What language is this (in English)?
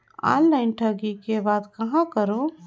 Chhattisgarhi